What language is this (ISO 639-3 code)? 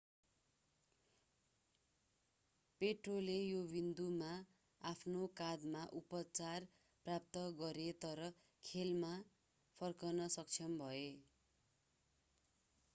nep